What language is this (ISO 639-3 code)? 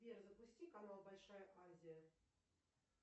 rus